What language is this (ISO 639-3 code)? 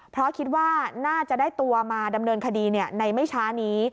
tha